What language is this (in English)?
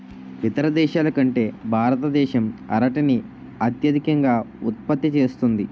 Telugu